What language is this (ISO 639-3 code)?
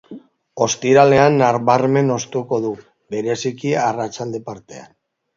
eus